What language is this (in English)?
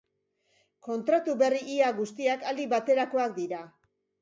Basque